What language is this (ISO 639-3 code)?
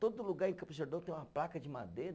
por